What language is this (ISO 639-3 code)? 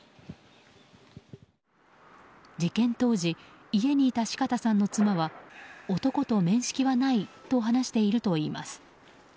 jpn